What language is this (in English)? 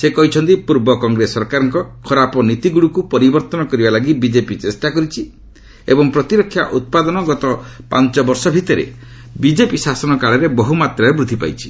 Odia